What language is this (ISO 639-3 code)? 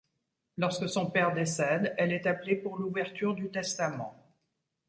fra